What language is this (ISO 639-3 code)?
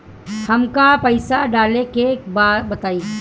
bho